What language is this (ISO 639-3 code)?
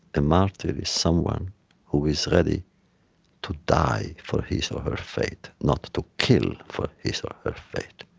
eng